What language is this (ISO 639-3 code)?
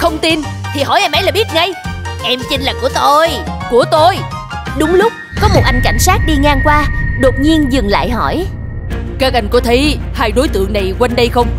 vie